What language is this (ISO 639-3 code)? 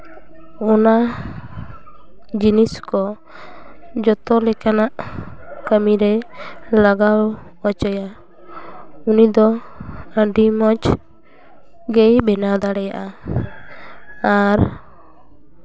sat